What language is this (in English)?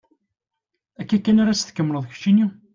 Kabyle